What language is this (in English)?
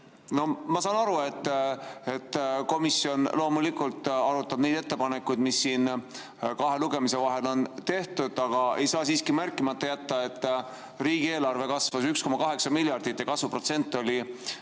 Estonian